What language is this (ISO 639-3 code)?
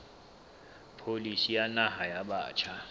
sot